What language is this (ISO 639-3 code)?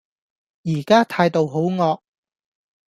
yue